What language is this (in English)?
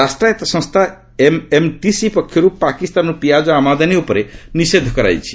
Odia